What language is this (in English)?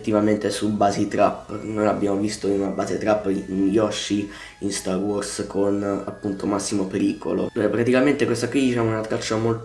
Italian